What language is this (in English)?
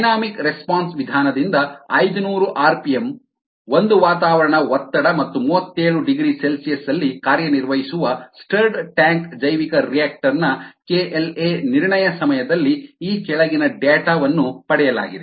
Kannada